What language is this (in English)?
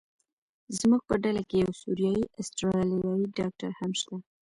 Pashto